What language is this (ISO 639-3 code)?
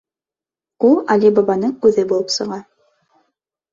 bak